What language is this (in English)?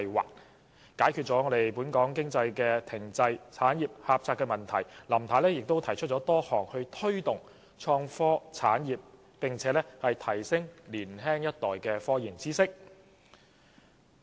Cantonese